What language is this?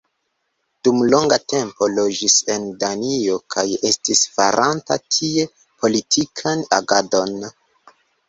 Esperanto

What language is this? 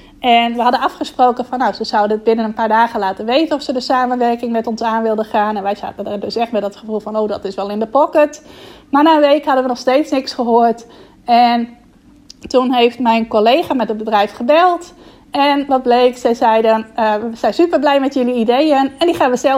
Dutch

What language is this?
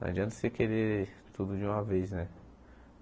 Portuguese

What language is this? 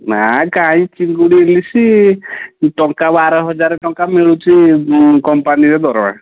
Odia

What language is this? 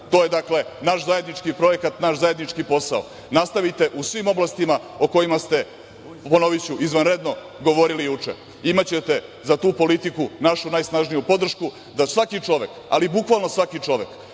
Serbian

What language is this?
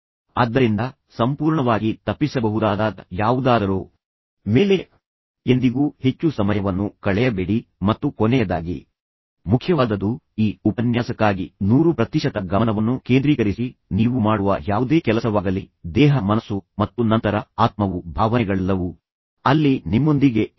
Kannada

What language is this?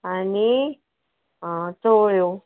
Konkani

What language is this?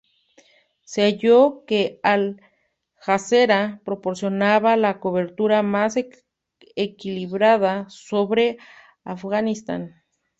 Spanish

